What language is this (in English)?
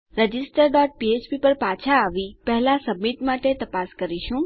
Gujarati